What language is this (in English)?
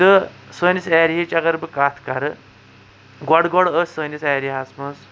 Kashmiri